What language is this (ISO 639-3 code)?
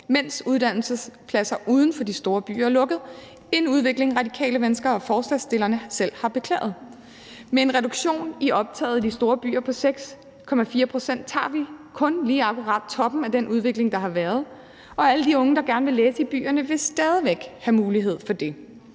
dan